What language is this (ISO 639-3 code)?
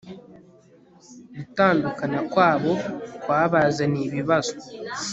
kin